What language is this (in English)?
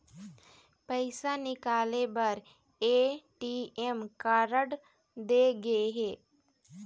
Chhattisgarhi